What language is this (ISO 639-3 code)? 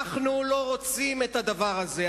heb